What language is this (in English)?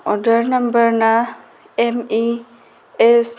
Manipuri